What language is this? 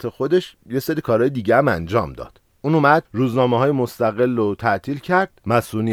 Persian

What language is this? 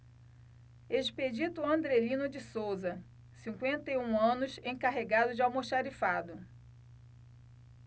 Portuguese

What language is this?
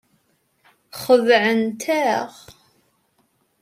Kabyle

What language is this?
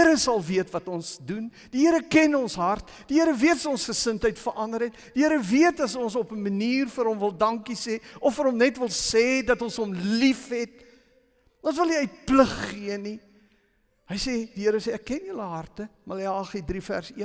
Dutch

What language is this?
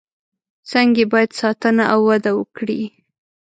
Pashto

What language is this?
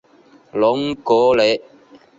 Chinese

